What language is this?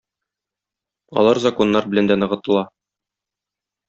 Tatar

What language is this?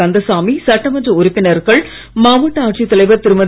Tamil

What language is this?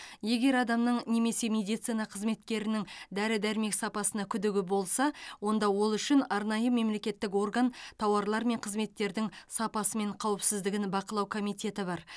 Kazakh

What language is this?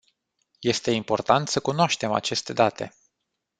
Romanian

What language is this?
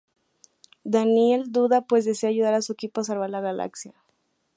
Spanish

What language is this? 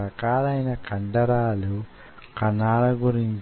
Telugu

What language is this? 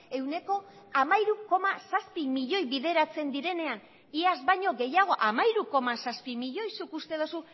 Basque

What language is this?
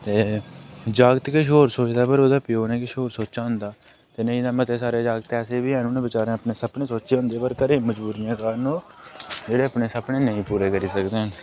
Dogri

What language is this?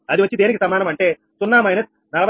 Telugu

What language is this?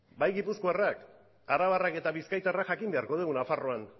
Basque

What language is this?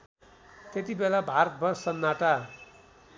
Nepali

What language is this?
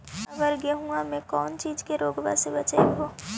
Magahi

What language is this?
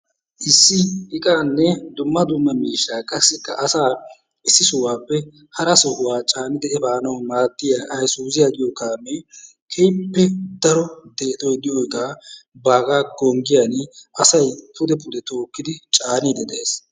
Wolaytta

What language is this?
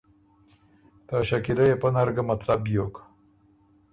Ormuri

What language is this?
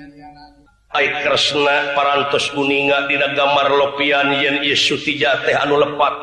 Indonesian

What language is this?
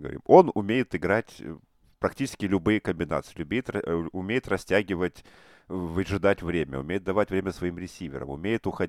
Russian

